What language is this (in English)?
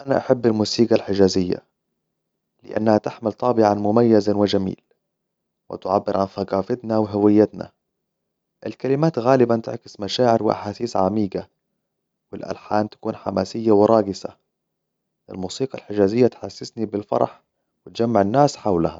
Hijazi Arabic